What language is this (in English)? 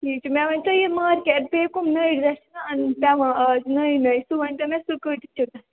Kashmiri